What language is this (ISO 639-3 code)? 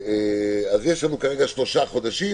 heb